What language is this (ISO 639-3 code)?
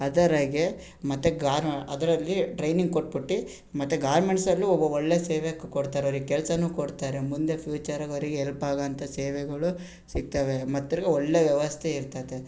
kan